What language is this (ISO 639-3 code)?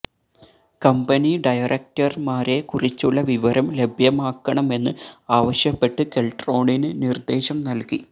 mal